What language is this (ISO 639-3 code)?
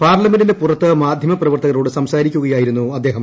mal